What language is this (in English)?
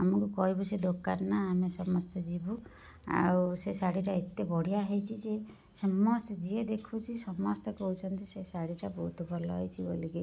Odia